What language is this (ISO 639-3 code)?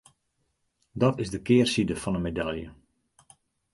fry